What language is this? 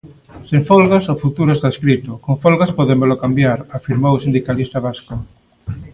Galician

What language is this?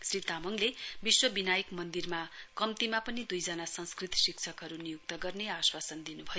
Nepali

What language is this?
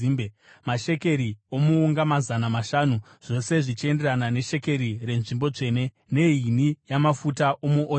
Shona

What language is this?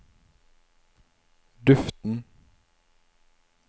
Norwegian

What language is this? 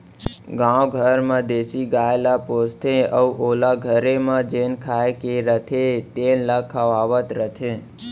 Chhattisgarhi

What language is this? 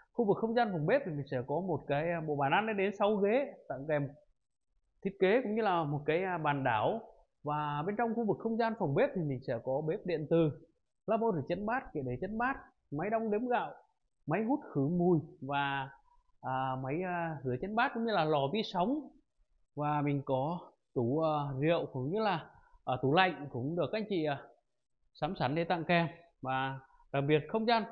Vietnamese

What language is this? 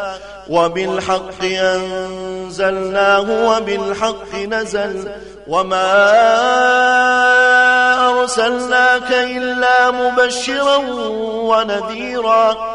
Arabic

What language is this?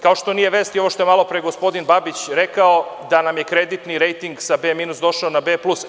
Serbian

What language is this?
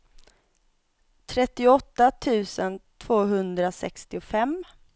Swedish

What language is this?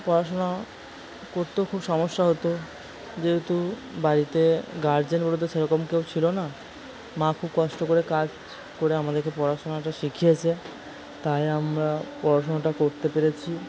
Bangla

